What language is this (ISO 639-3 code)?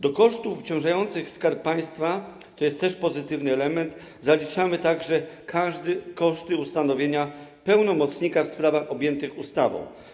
pol